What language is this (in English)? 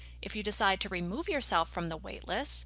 English